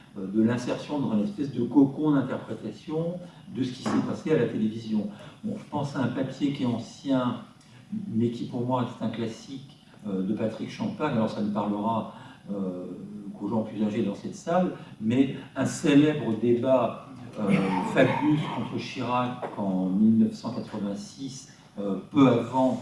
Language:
French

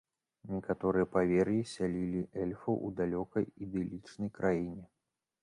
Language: Belarusian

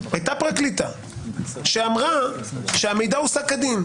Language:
Hebrew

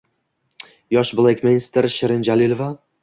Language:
Uzbek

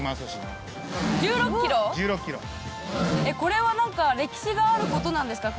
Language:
Japanese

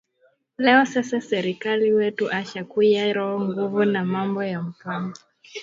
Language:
Swahili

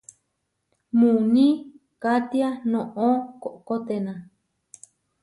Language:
Huarijio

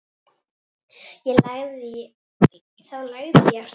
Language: Icelandic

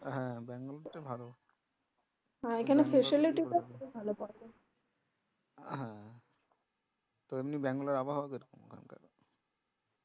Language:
Bangla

